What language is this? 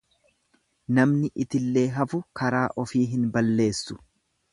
Oromo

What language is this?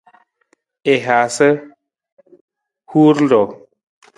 Nawdm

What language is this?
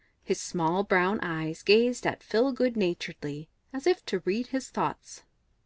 English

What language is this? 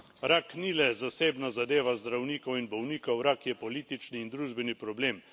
Slovenian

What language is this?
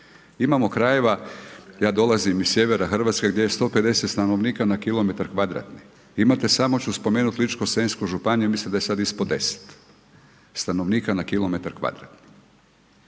Croatian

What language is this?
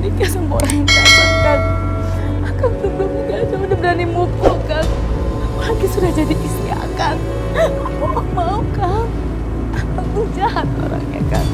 Indonesian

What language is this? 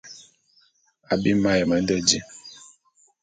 Bulu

